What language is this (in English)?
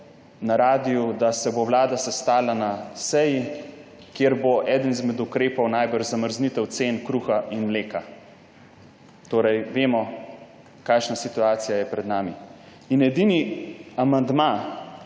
Slovenian